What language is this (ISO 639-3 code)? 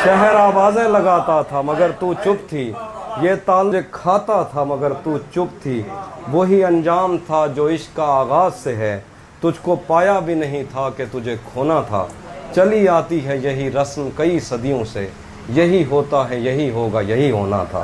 urd